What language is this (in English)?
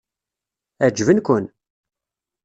Kabyle